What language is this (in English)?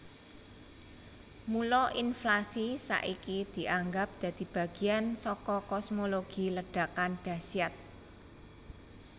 Javanese